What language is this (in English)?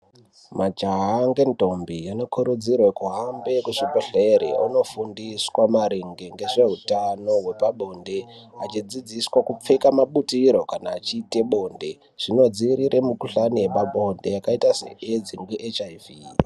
Ndau